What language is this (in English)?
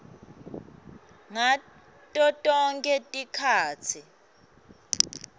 Swati